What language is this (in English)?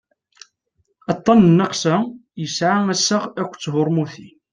Kabyle